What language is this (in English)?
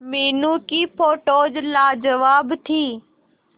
Hindi